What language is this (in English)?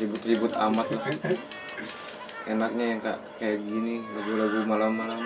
Indonesian